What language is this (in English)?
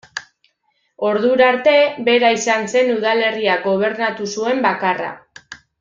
Basque